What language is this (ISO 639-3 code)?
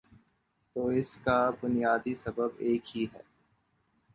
urd